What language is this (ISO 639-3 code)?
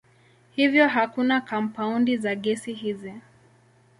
swa